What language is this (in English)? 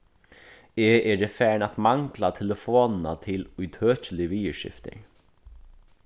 Faroese